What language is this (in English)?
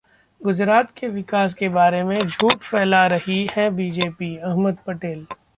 Hindi